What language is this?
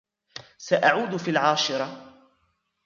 Arabic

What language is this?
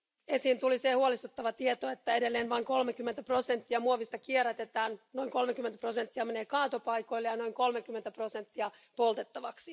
Finnish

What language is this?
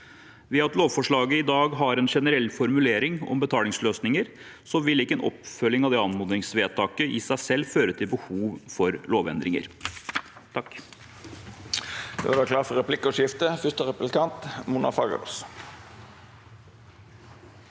Norwegian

